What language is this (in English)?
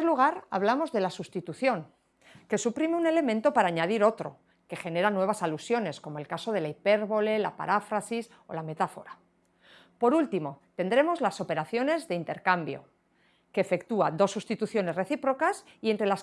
Spanish